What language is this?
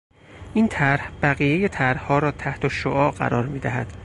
Persian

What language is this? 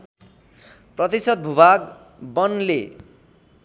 Nepali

